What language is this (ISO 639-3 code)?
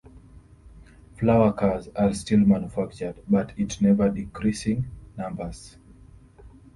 eng